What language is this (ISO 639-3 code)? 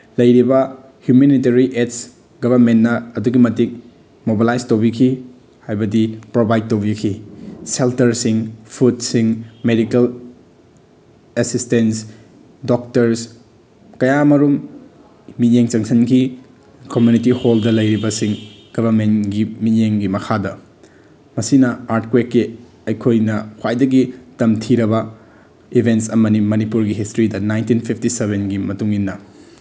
mni